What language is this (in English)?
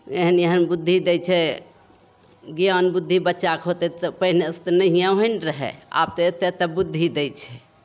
Maithili